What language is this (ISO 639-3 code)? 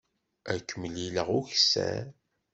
kab